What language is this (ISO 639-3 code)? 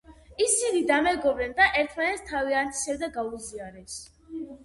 kat